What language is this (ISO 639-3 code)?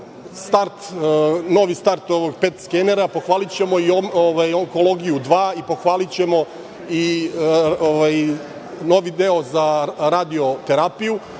srp